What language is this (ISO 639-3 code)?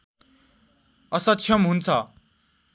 nep